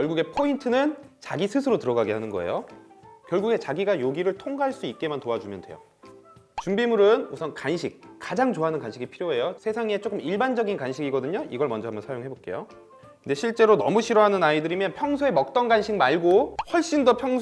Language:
Korean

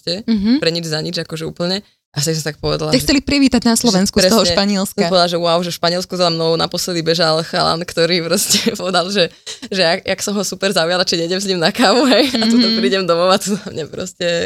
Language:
Slovak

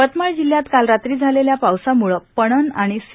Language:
Marathi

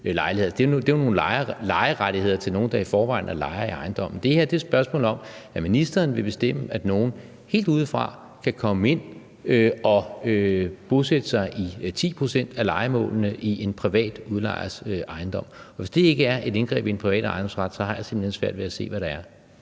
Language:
Danish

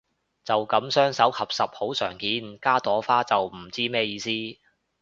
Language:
Cantonese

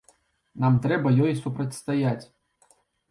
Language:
Belarusian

